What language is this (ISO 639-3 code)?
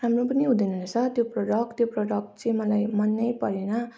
nep